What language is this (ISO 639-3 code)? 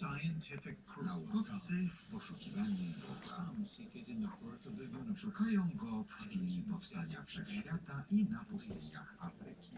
pol